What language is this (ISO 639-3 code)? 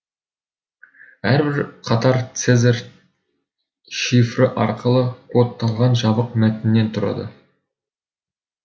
kaz